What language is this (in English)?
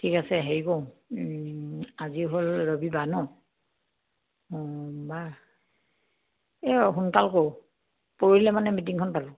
Assamese